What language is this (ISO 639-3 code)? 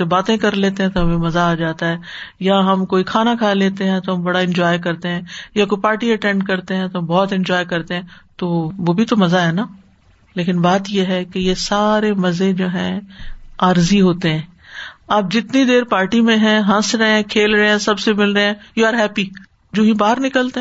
urd